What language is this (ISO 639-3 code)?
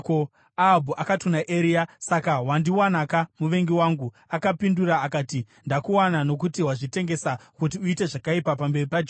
sna